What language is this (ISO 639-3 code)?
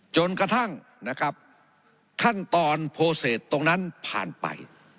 tha